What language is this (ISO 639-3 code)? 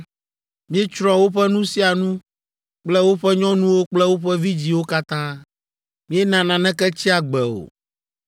ewe